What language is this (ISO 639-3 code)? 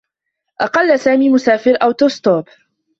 ara